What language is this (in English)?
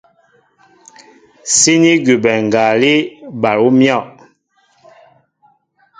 Mbo (Cameroon)